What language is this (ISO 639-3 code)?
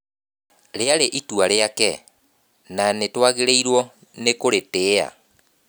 kik